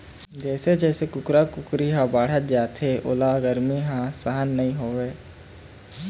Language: Chhattisgarhi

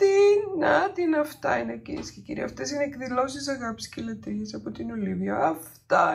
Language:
Greek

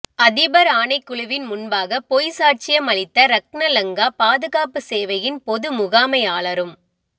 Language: Tamil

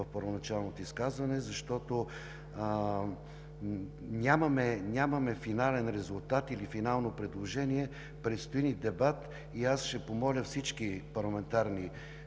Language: Bulgarian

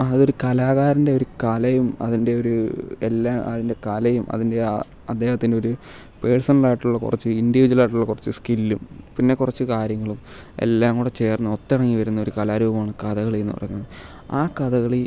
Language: Malayalam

